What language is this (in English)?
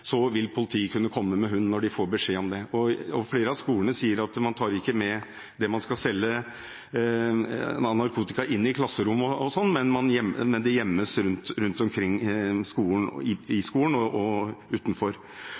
Norwegian Bokmål